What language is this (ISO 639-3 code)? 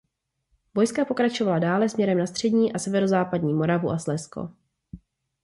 ces